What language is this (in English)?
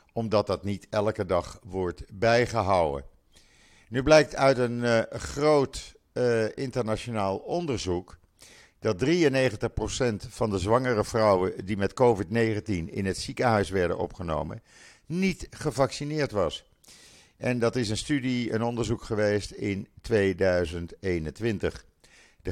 Dutch